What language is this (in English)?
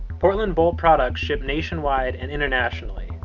English